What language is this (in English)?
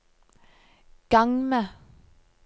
Norwegian